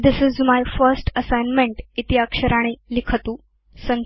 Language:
Sanskrit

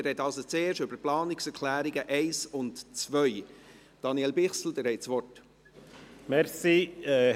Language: Swiss German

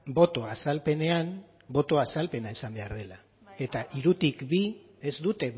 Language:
Basque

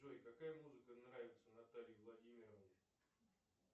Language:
Russian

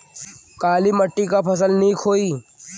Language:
Bhojpuri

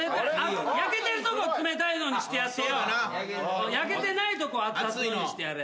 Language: Japanese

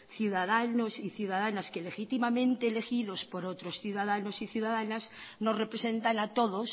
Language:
Spanish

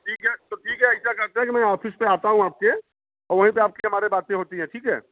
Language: Hindi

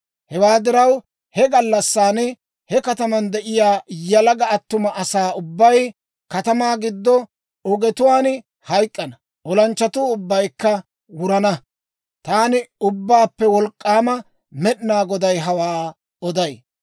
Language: Dawro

